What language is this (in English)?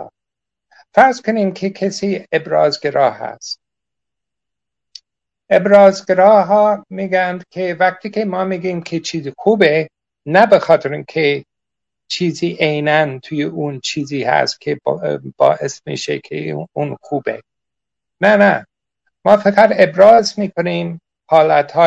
Persian